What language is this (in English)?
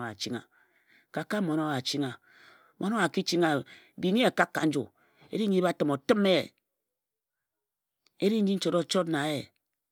Ejagham